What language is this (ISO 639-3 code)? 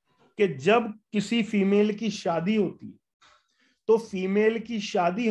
hin